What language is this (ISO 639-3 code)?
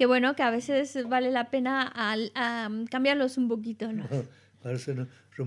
spa